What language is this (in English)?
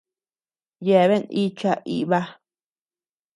Tepeuxila Cuicatec